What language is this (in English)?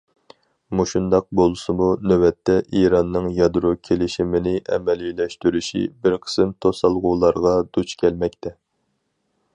Uyghur